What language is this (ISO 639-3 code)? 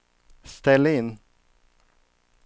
swe